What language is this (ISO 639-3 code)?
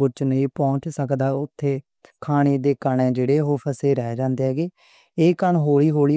lah